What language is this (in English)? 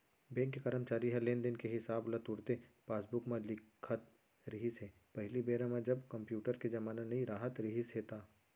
Chhattisgarhi